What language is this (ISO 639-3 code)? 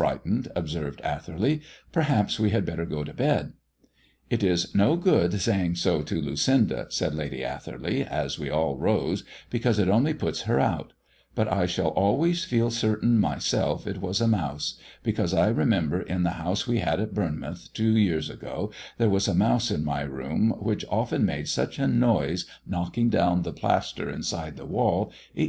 eng